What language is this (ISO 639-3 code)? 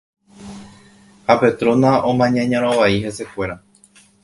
grn